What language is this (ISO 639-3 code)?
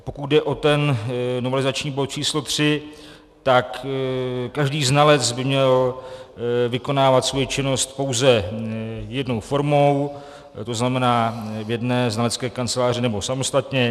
ces